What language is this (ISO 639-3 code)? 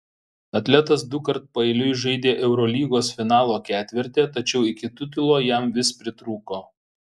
lit